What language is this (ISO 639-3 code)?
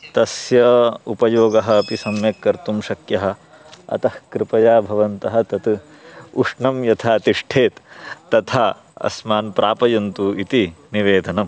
san